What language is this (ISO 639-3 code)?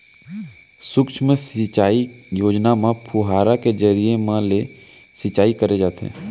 hne